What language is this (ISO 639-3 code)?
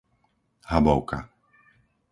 slk